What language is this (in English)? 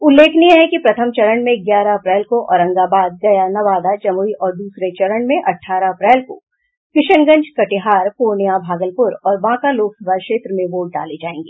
Hindi